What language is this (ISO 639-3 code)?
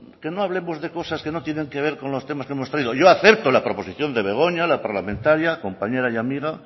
spa